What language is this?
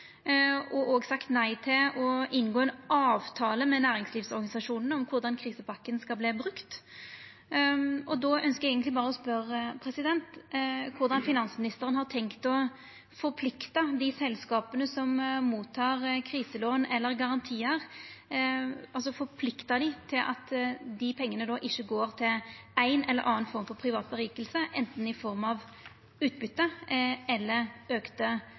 Norwegian Nynorsk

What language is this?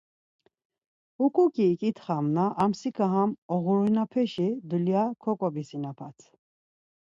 Laz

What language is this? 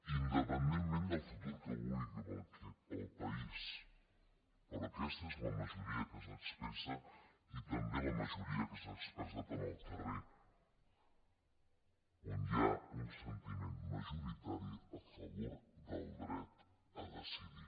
Catalan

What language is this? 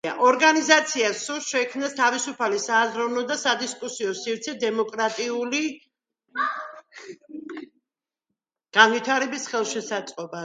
Georgian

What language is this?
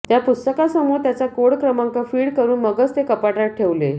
Marathi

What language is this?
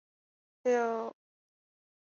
Chinese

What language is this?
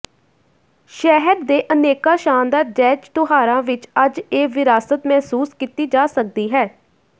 Punjabi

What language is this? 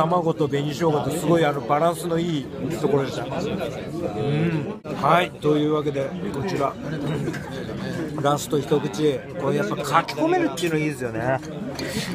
Japanese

